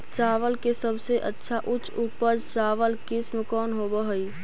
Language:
Magahi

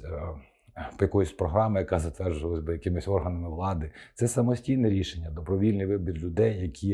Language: Ukrainian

